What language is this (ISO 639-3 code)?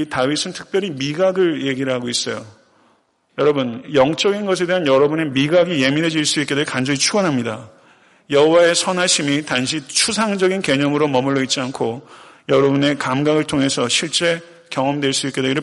kor